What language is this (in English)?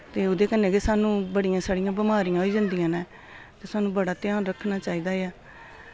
Dogri